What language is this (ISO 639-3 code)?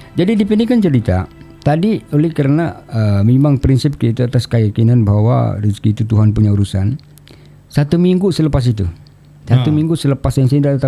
msa